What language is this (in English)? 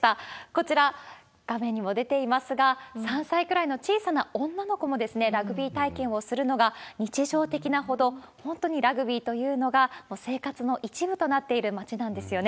Japanese